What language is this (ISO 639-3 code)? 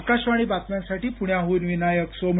mar